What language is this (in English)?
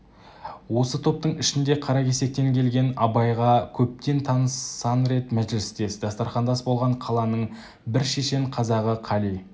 Kazakh